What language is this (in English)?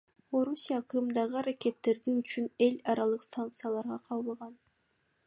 Kyrgyz